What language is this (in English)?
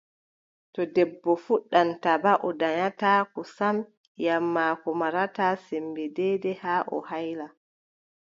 Adamawa Fulfulde